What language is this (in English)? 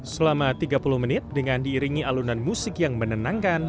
Indonesian